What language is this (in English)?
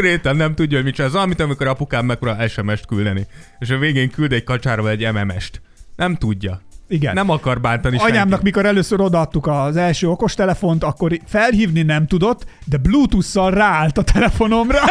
Hungarian